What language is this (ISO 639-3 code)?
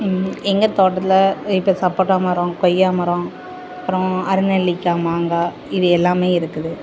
tam